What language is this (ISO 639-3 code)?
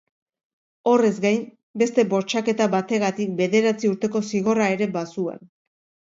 eus